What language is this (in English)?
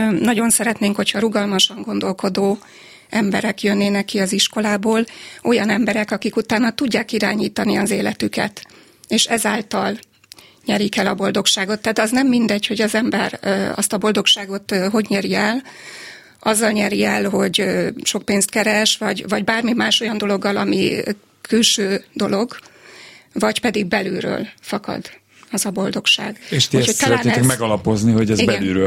Hungarian